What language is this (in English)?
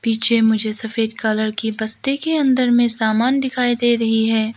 Hindi